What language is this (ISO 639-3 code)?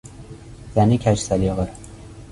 fas